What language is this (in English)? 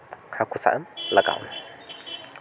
Santali